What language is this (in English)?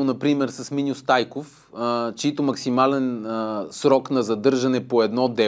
Bulgarian